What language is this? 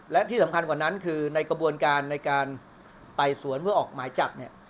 Thai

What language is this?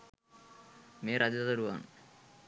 Sinhala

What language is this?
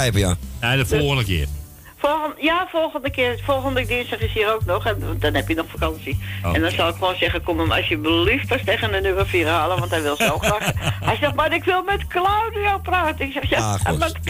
Dutch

